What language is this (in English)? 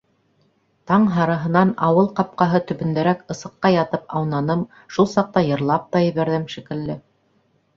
Bashkir